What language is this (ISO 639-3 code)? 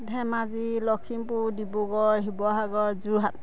asm